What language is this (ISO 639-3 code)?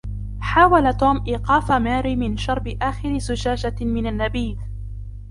ara